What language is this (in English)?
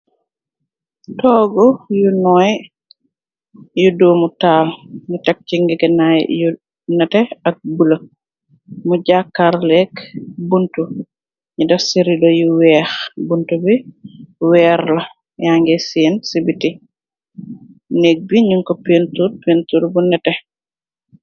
Wolof